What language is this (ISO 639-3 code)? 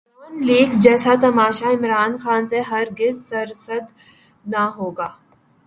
urd